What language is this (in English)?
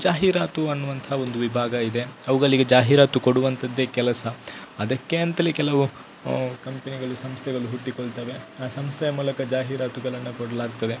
Kannada